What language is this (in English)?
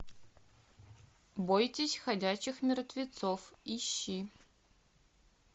Russian